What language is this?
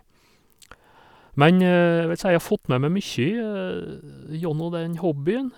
Norwegian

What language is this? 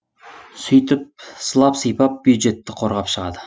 Kazakh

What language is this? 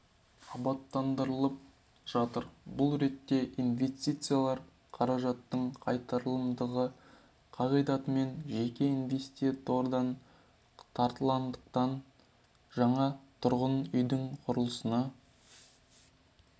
Kazakh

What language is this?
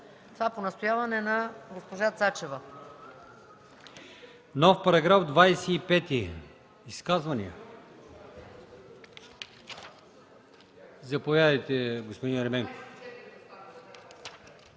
Bulgarian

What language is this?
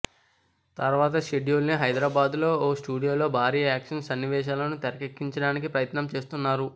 Telugu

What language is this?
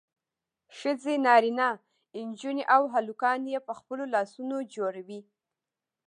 Pashto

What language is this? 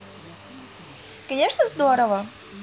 Russian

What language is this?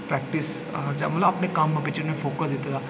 Dogri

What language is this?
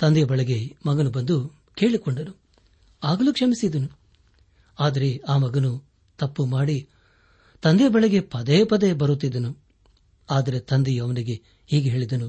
Kannada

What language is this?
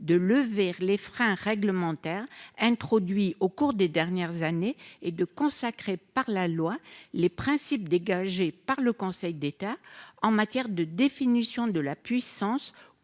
French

